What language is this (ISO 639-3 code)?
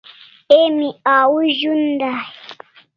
kls